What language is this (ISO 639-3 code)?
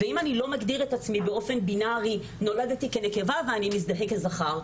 heb